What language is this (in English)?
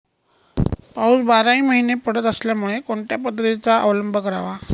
Marathi